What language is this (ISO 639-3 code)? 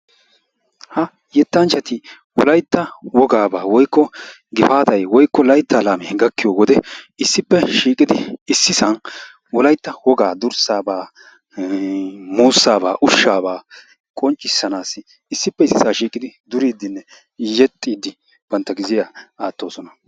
wal